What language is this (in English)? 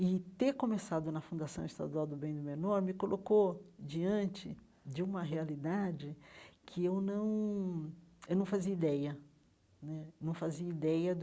Portuguese